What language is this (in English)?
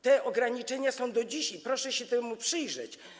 Polish